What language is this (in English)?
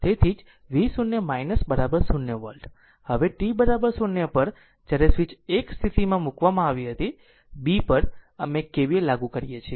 Gujarati